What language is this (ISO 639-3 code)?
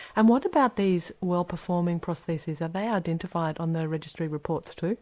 eng